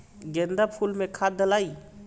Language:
Bhojpuri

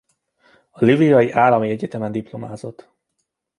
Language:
Hungarian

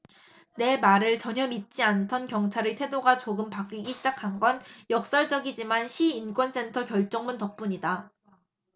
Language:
Korean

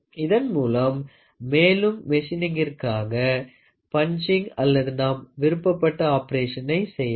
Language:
Tamil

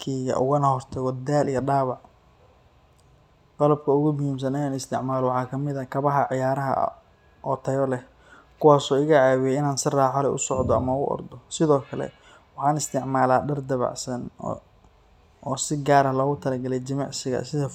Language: Somali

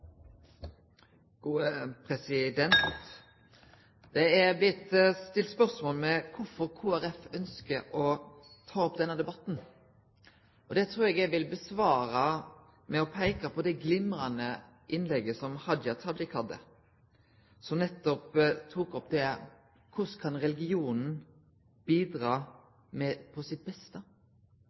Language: Norwegian Nynorsk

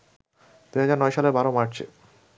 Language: Bangla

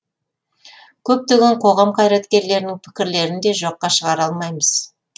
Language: Kazakh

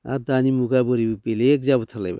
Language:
Bodo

